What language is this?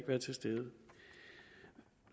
Danish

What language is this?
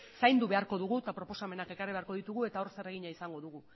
Basque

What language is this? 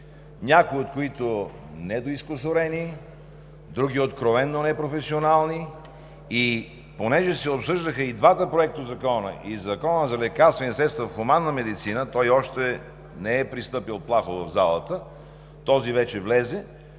Bulgarian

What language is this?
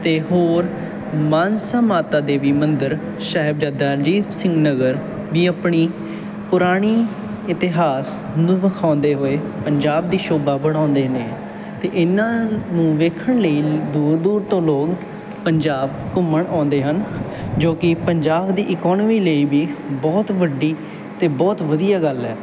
Punjabi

